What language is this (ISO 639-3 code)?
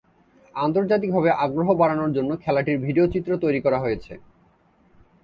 ben